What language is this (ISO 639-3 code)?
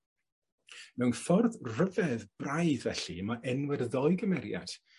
cym